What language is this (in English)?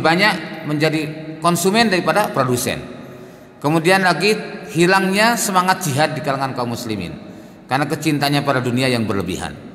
Indonesian